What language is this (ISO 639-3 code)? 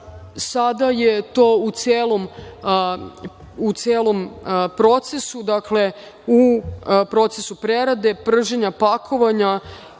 srp